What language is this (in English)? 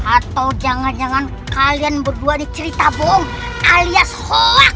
Indonesian